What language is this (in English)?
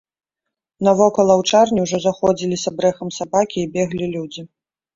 Belarusian